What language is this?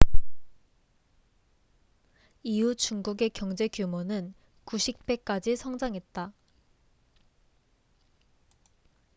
Korean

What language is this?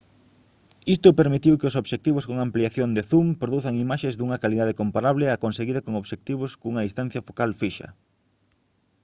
Galician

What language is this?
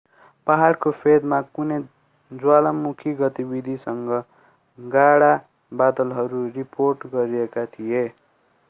Nepali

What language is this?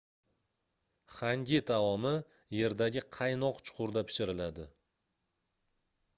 Uzbek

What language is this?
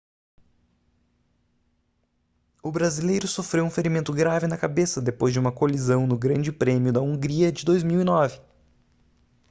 Portuguese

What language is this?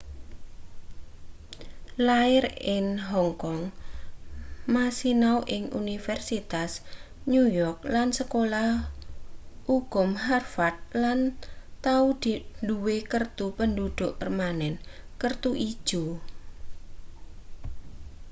Javanese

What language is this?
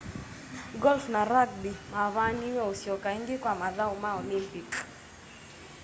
Kamba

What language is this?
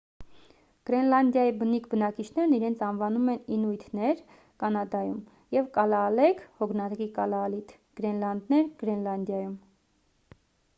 Armenian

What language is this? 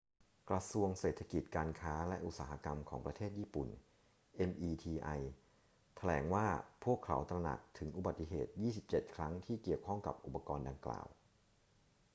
Thai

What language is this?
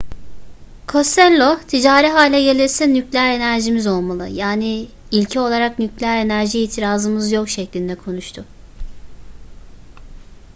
Turkish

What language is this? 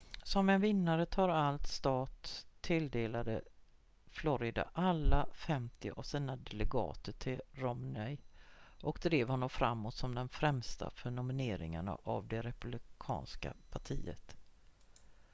Swedish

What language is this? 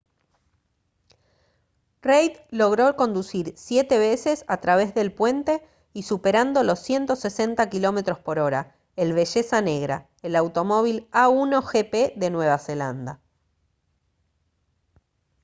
Spanish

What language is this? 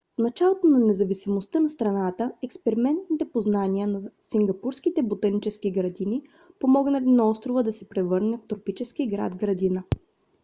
Bulgarian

